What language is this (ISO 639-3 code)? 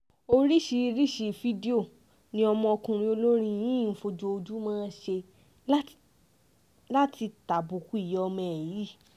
yor